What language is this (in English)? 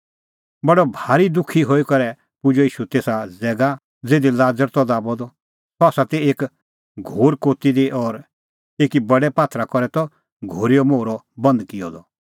Kullu Pahari